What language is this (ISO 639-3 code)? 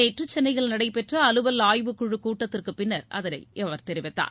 tam